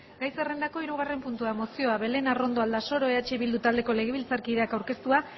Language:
Basque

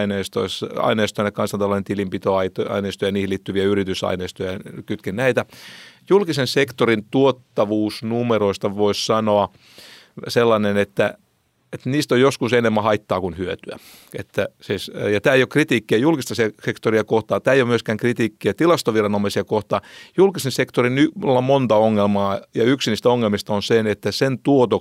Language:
Finnish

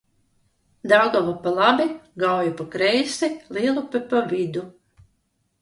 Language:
Latvian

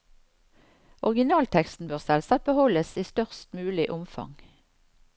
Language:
Norwegian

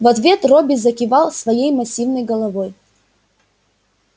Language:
Russian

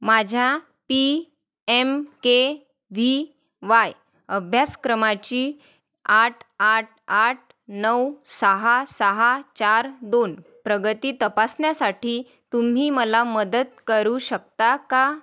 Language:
Marathi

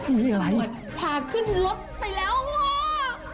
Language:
Thai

